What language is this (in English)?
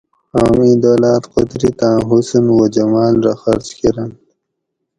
Gawri